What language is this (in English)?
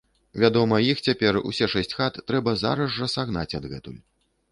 Belarusian